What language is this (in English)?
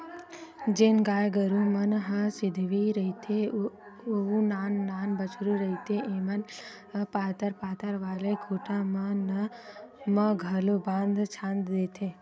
Chhattisgarhi